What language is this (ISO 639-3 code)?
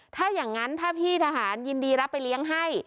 tha